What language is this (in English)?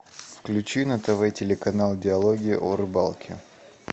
Russian